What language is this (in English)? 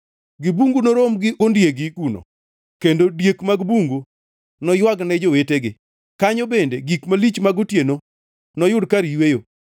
Luo (Kenya and Tanzania)